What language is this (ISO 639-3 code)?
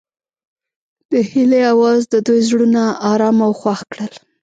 pus